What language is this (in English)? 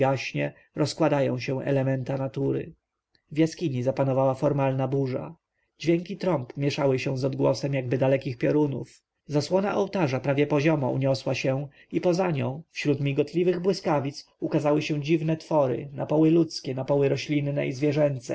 Polish